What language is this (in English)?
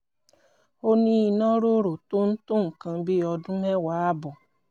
Yoruba